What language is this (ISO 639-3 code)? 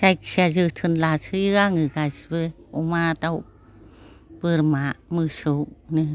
brx